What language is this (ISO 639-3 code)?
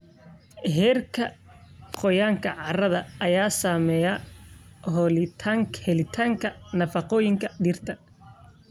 som